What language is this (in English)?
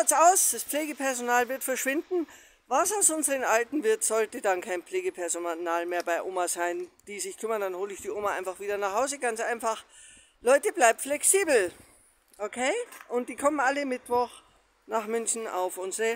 German